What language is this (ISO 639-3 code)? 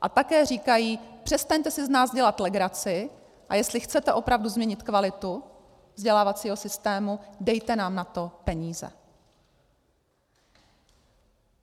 ces